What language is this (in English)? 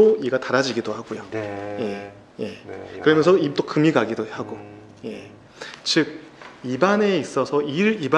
Korean